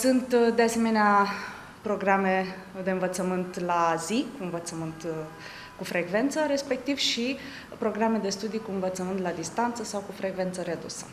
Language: Romanian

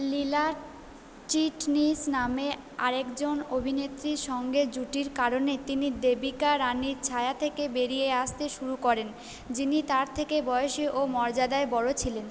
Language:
Bangla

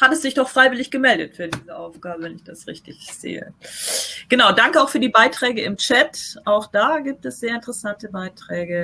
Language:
German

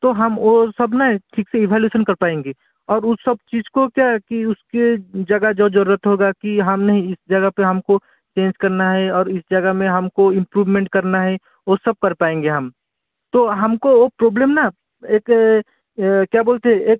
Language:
Hindi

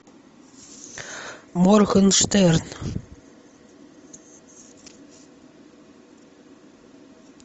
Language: Russian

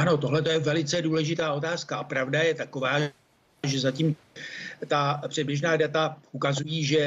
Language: Czech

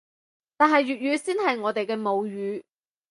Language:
Cantonese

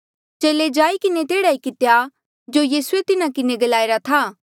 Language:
Mandeali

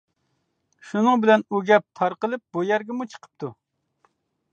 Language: Uyghur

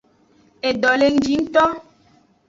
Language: Aja (Benin)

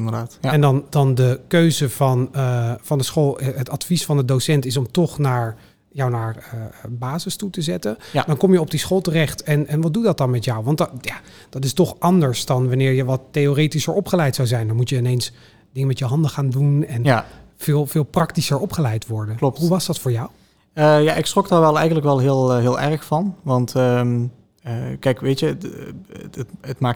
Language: Dutch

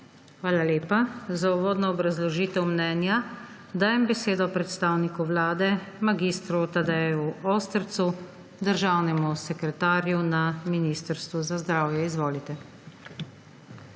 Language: Slovenian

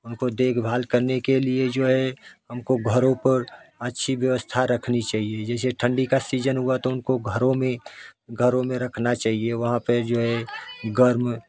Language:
Hindi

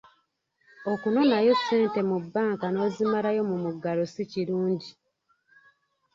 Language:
Ganda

